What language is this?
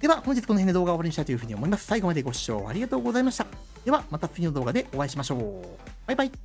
Japanese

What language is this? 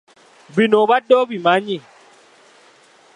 Ganda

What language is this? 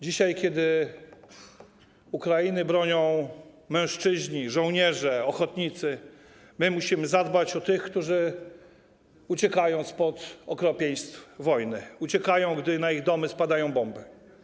Polish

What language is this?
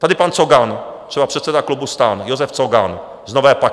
Czech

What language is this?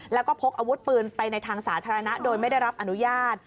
Thai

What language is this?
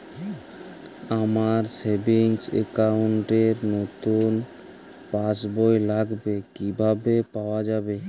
Bangla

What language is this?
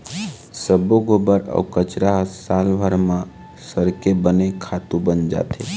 Chhattisgarhi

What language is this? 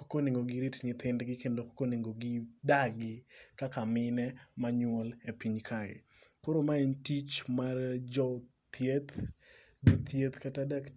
Luo (Kenya and Tanzania)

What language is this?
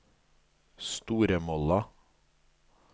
Norwegian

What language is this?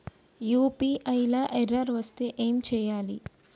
Telugu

